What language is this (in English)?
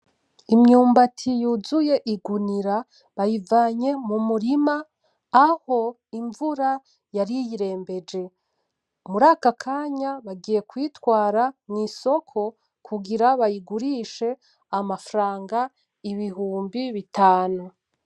Rundi